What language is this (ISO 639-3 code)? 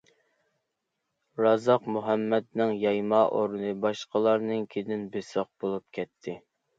uig